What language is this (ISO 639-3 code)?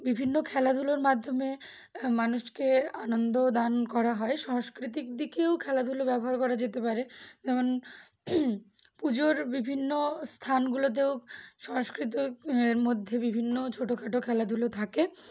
ben